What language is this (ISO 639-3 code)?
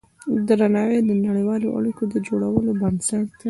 pus